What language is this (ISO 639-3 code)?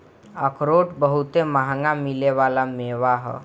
bho